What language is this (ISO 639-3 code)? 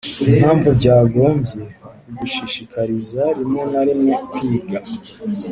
kin